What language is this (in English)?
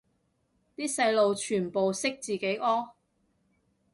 Cantonese